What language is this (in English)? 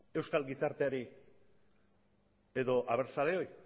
Basque